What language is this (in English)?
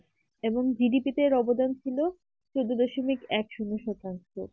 Bangla